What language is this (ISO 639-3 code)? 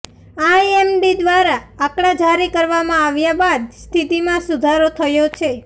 guj